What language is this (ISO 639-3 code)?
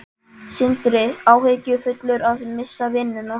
isl